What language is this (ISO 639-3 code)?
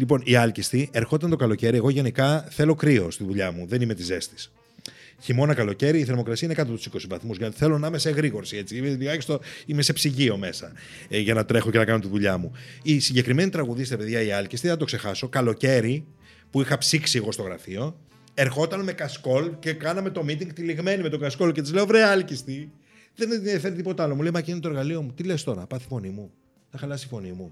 ell